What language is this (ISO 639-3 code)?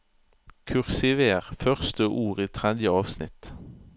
nor